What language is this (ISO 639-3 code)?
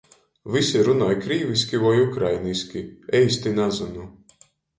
ltg